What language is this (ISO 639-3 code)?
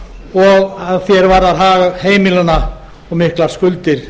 isl